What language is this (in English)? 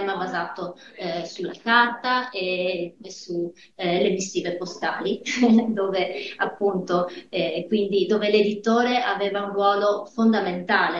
Italian